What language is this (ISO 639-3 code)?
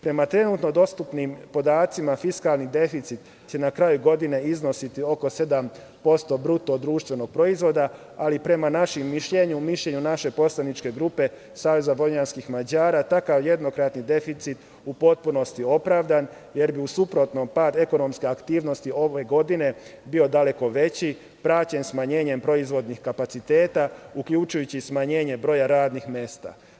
srp